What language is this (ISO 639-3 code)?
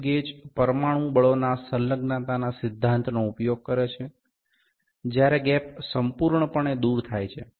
guj